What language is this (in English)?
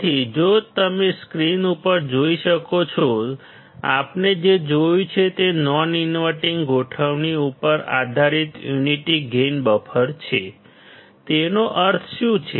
Gujarati